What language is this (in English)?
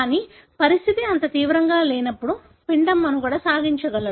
Telugu